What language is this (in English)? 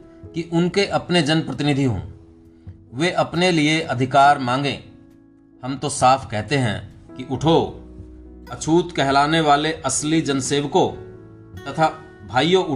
Hindi